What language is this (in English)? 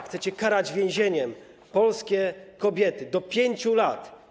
Polish